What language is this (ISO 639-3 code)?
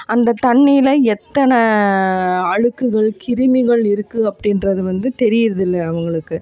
tam